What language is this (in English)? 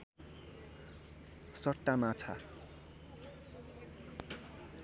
Nepali